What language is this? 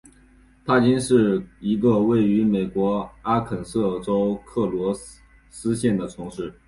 Chinese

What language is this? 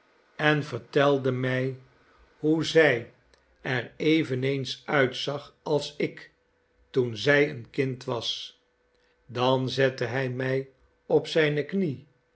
Dutch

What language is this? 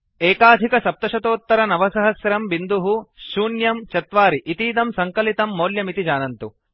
Sanskrit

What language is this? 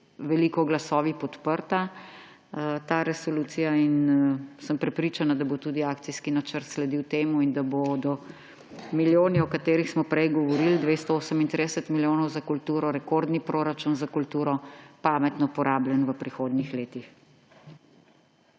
Slovenian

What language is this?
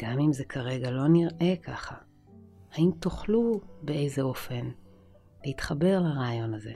Hebrew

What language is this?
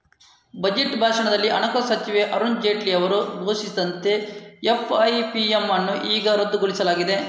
Kannada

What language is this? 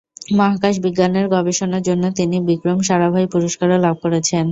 Bangla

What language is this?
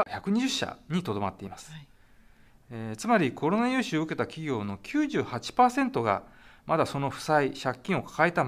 Japanese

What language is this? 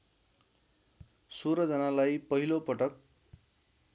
Nepali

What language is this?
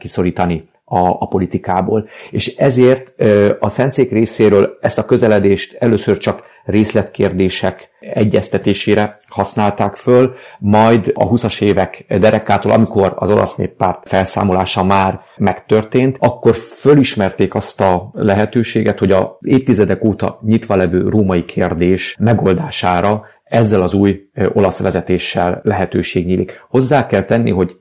Hungarian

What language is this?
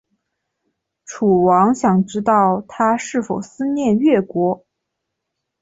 Chinese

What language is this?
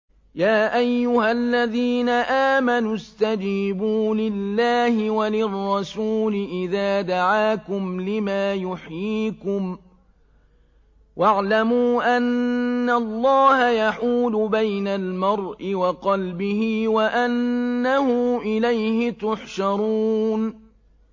Arabic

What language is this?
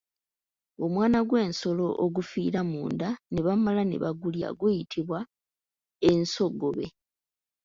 Ganda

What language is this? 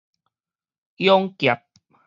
Min Nan Chinese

